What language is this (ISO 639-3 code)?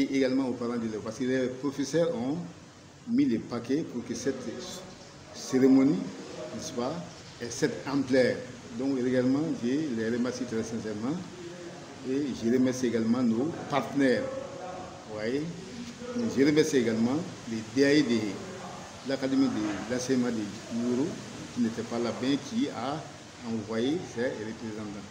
fra